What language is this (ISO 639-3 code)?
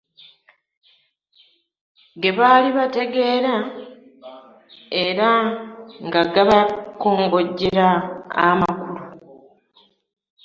lug